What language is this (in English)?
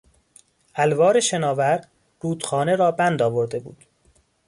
Persian